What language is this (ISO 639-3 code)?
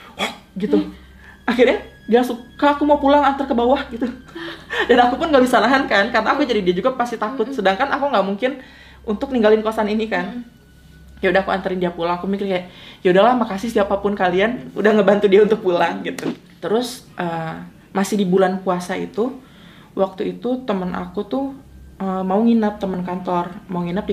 ind